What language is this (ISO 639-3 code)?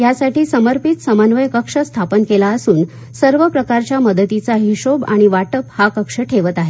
mar